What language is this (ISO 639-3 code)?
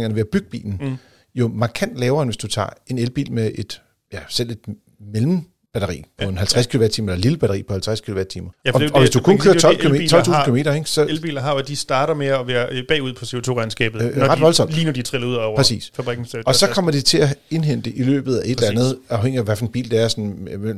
dan